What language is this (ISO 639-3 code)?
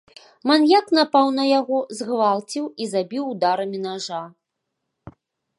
bel